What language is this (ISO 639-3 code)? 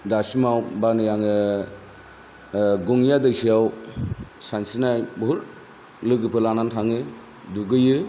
brx